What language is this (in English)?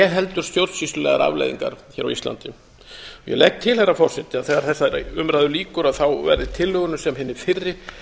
Icelandic